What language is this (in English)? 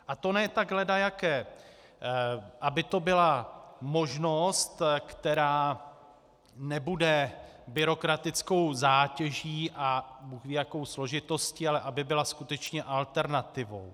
Czech